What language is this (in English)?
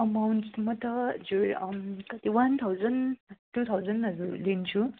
Nepali